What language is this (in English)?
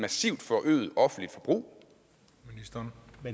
Danish